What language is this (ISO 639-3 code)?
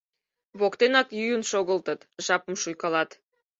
chm